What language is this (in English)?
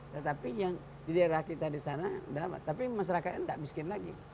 Indonesian